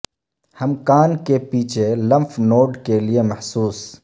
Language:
Urdu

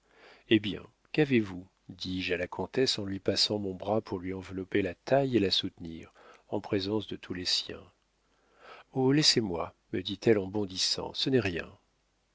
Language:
French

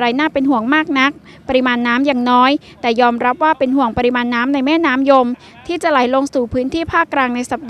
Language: Thai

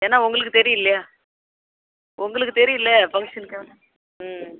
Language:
Tamil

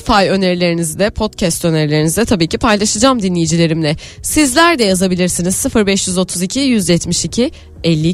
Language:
Turkish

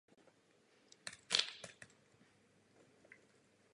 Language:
Czech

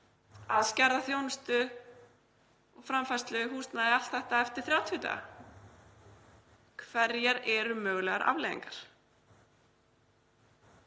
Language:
Icelandic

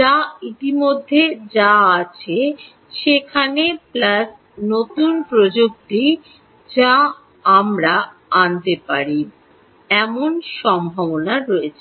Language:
Bangla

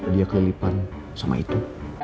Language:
Indonesian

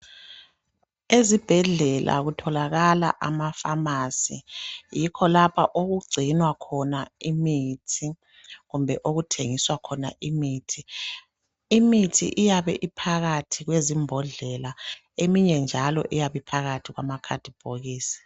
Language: North Ndebele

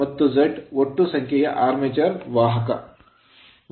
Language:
Kannada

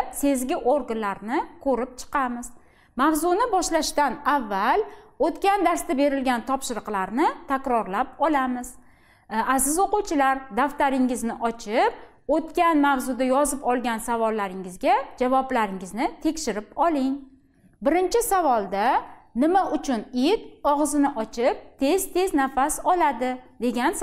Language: Turkish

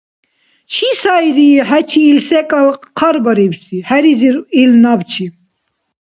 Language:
Dargwa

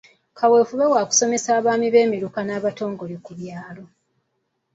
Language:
Ganda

